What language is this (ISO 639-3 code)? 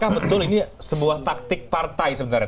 ind